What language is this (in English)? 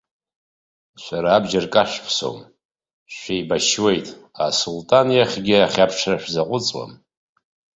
Abkhazian